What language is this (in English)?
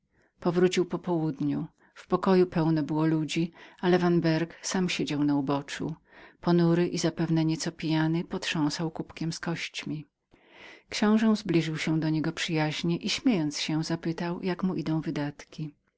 Polish